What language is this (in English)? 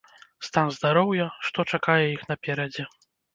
Belarusian